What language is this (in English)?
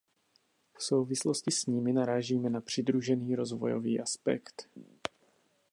Czech